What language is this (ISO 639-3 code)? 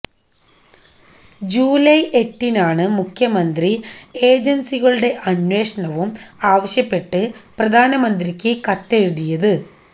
mal